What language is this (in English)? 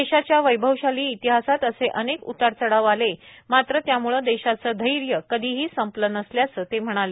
Marathi